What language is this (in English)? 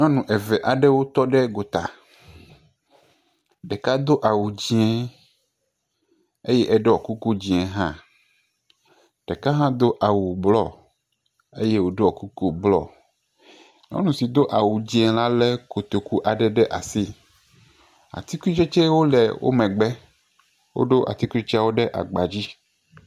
Ewe